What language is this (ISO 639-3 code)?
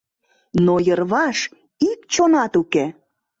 chm